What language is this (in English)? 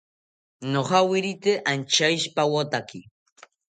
South Ucayali Ashéninka